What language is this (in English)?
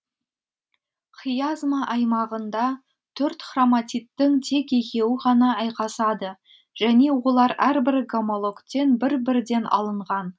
Kazakh